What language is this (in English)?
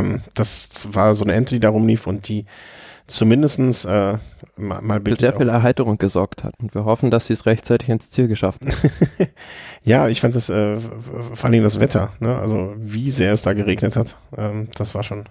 German